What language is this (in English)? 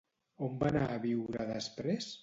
Catalan